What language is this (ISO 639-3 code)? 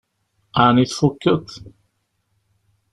kab